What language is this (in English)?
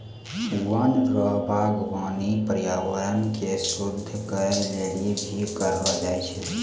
Maithili